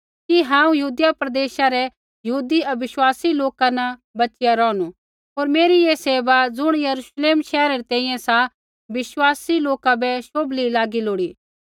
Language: Kullu Pahari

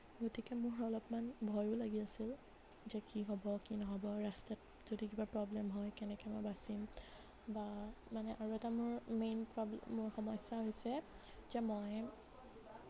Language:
Assamese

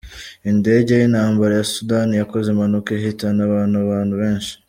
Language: Kinyarwanda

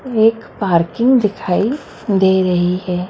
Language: Hindi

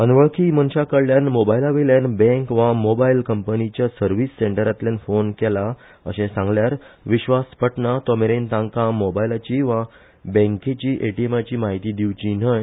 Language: Konkani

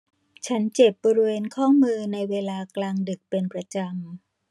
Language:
Thai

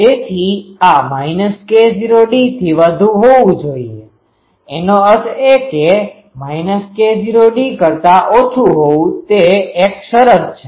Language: Gujarati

